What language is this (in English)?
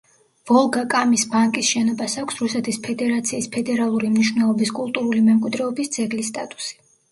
Georgian